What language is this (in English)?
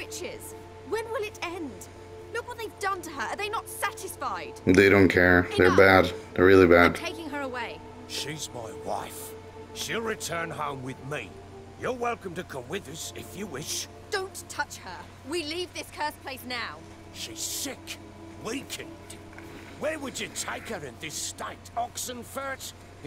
English